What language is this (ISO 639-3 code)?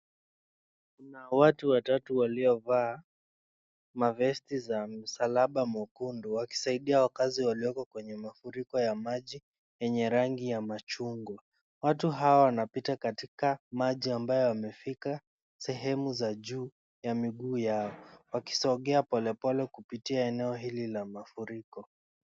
swa